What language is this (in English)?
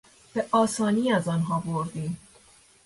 Persian